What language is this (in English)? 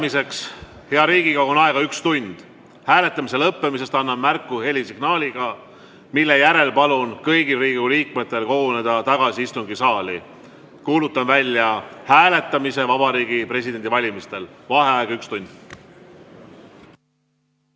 Estonian